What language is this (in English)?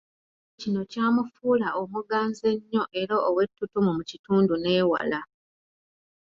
Ganda